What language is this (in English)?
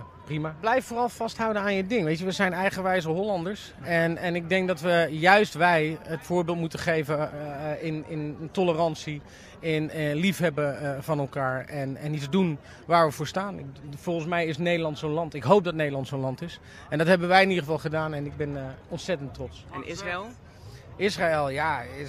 Dutch